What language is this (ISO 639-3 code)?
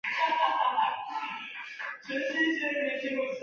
zho